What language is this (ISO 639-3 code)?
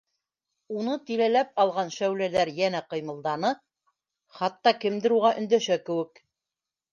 bak